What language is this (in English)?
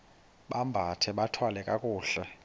Xhosa